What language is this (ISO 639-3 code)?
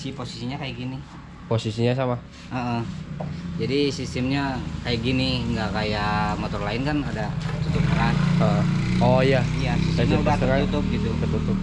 ind